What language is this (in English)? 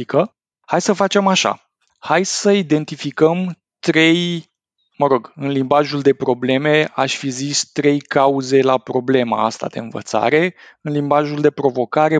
Romanian